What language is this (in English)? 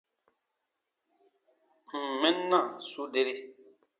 Baatonum